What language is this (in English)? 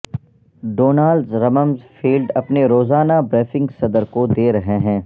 Urdu